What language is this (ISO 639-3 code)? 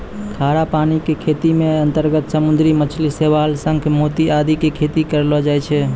mai